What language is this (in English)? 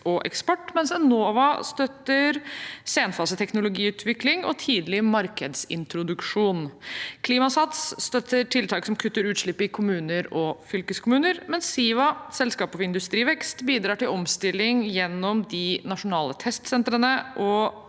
Norwegian